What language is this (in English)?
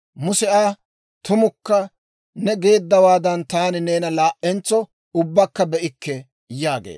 Dawro